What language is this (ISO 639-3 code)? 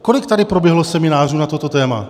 ces